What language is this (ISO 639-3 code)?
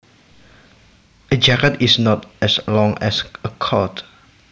jav